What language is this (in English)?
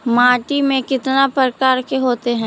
Magahi